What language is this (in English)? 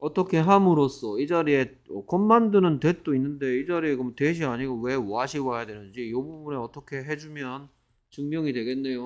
Korean